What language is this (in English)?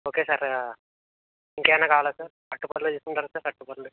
Telugu